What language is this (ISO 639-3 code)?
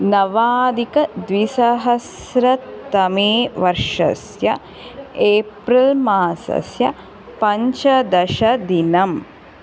san